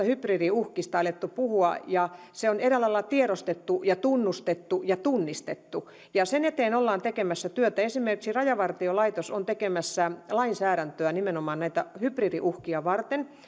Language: Finnish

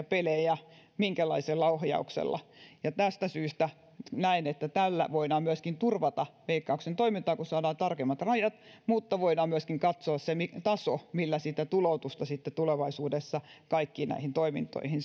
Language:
Finnish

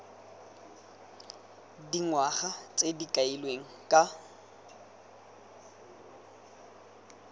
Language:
Tswana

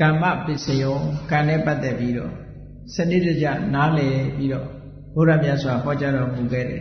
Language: Vietnamese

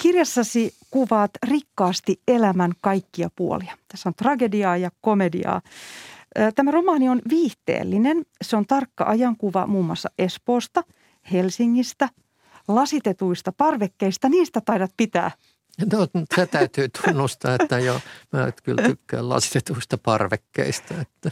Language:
Finnish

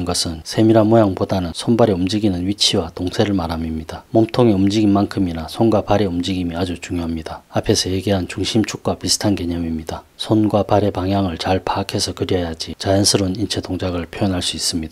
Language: Korean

